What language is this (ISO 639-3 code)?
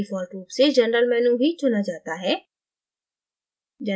hin